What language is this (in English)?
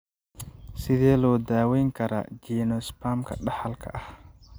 Somali